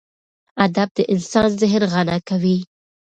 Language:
Pashto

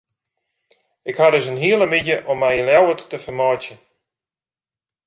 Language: Western Frisian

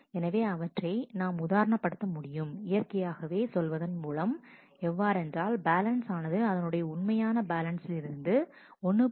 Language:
Tamil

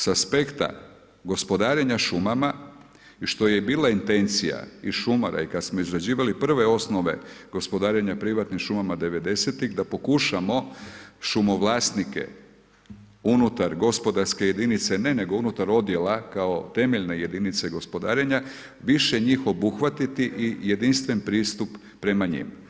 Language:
Croatian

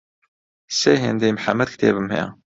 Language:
Central Kurdish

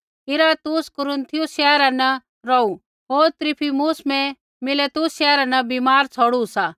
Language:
Kullu Pahari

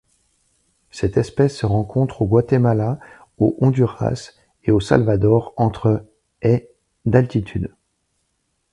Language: French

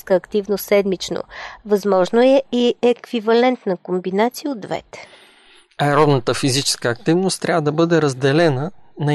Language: Bulgarian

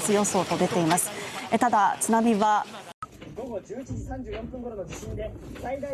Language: Japanese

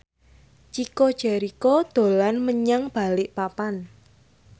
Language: Javanese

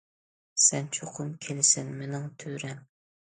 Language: Uyghur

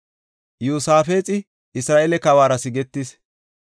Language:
Gofa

